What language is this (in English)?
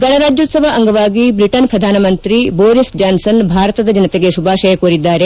Kannada